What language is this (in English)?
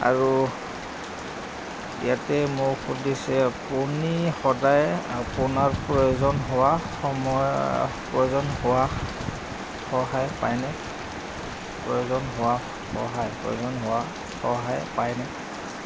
Assamese